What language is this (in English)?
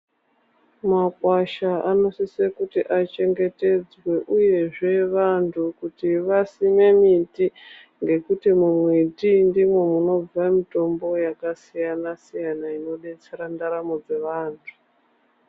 Ndau